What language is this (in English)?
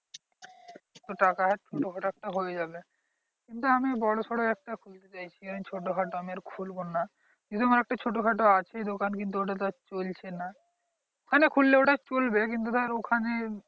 Bangla